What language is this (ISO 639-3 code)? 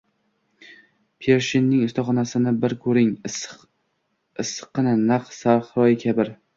uzb